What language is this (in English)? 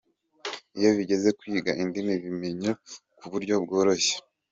Kinyarwanda